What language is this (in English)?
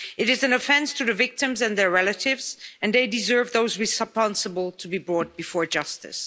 English